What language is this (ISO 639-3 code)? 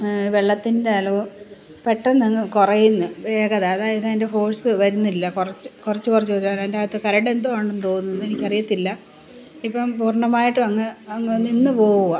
mal